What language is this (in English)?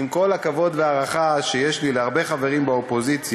Hebrew